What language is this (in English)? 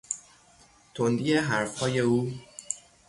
Persian